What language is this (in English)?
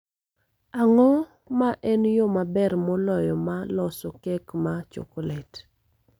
Luo (Kenya and Tanzania)